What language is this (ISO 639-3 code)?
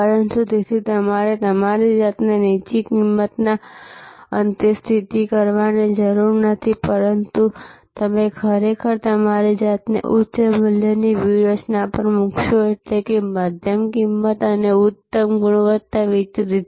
guj